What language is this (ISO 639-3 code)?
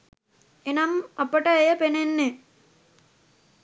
sin